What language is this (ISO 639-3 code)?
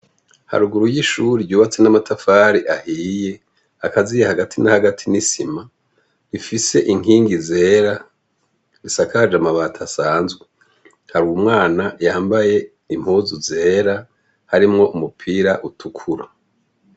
run